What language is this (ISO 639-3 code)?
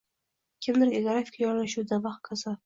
uzb